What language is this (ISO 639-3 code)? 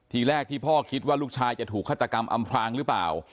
tha